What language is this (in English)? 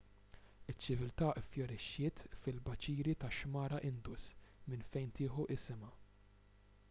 Maltese